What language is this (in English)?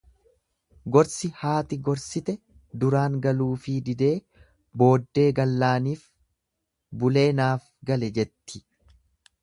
Oromo